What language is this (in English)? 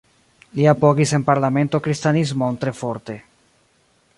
Esperanto